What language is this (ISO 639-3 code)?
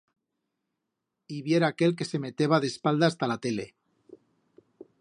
arg